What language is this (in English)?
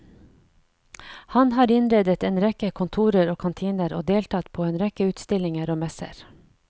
Norwegian